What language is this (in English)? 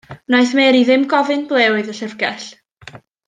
Welsh